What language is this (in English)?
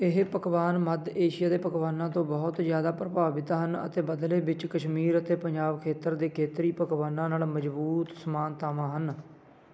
Punjabi